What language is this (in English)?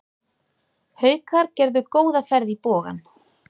Icelandic